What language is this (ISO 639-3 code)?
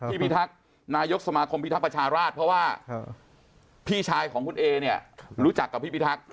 tha